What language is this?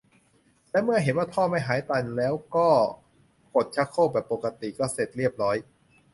Thai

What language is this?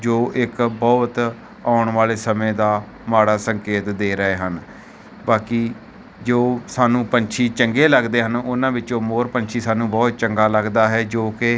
Punjabi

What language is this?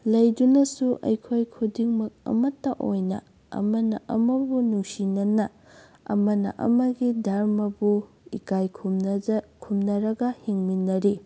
Manipuri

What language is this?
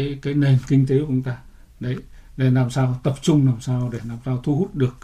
Vietnamese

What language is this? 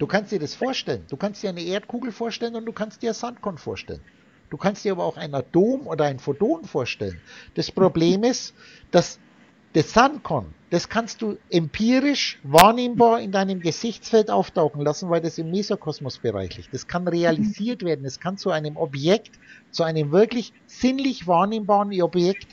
German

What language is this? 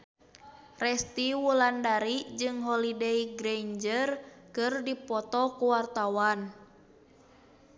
Sundanese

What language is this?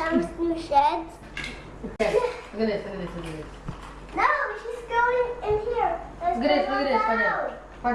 English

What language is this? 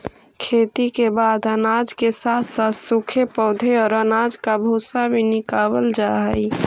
Magahi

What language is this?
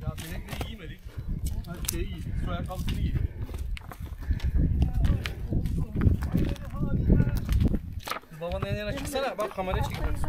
Turkish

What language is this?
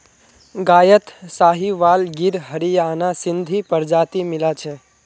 Magahi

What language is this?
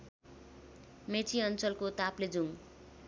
Nepali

